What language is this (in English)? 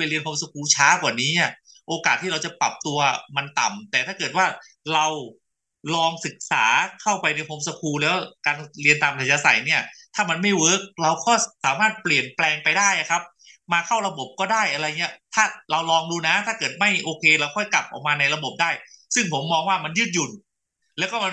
Thai